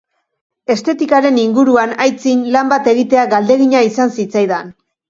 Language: Basque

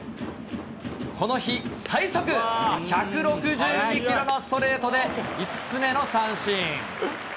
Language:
Japanese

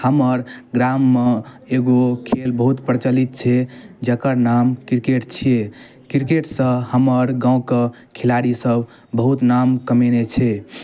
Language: Maithili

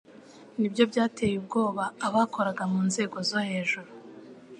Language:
Kinyarwanda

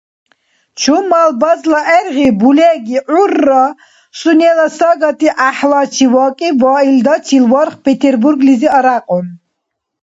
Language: Dargwa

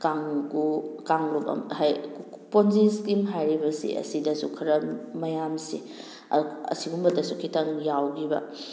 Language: Manipuri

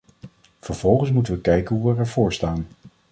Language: Dutch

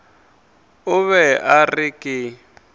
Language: Northern Sotho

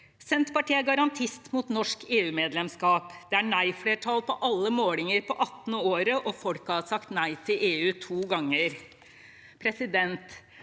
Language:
Norwegian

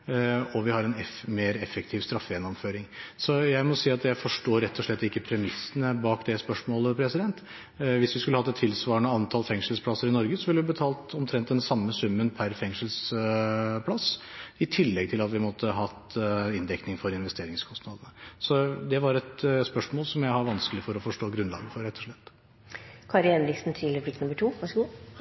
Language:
Norwegian Bokmål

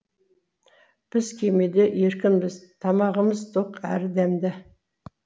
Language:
Kazakh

